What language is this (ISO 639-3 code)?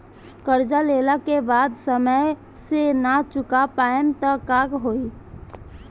bho